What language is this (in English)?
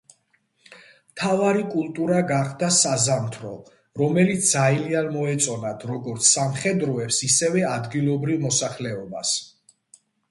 Georgian